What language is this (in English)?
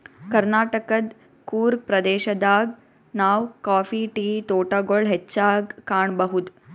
Kannada